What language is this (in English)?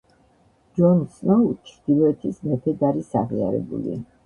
Georgian